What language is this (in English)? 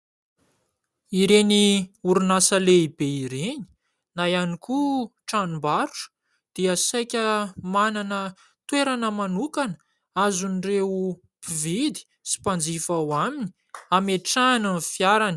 Malagasy